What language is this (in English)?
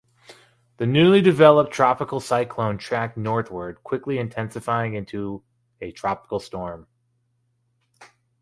English